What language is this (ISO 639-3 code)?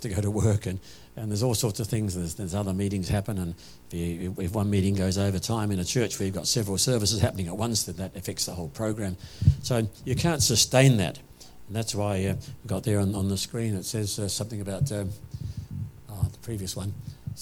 eng